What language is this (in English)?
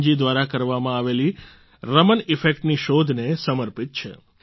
Gujarati